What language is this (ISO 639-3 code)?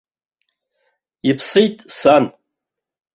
abk